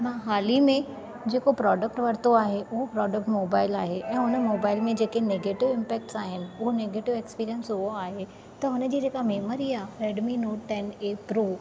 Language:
Sindhi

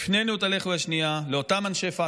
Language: Hebrew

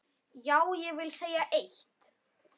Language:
Icelandic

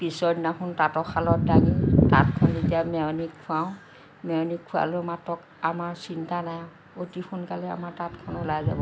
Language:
Assamese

